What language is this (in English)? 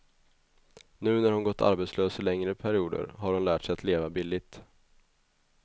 Swedish